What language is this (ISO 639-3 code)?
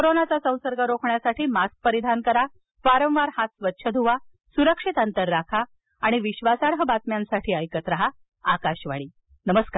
mar